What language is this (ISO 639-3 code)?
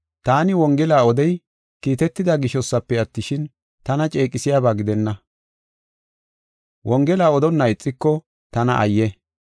gof